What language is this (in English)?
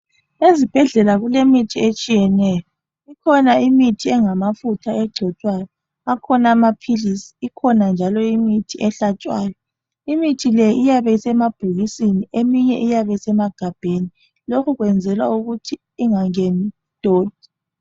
North Ndebele